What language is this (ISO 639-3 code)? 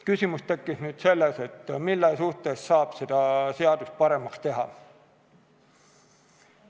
est